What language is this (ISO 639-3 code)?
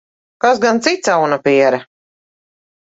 lav